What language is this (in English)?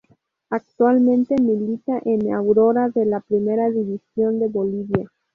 Spanish